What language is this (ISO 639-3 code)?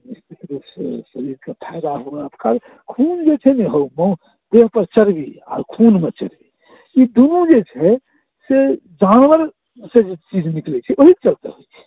mai